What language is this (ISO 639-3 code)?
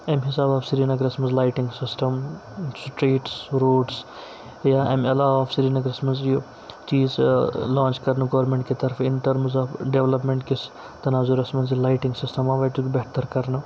kas